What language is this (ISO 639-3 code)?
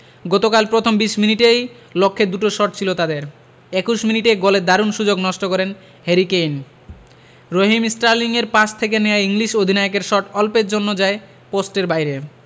ben